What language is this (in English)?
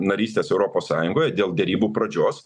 Lithuanian